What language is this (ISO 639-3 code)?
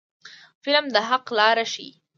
pus